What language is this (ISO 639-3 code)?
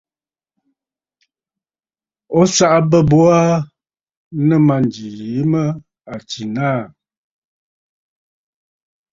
bfd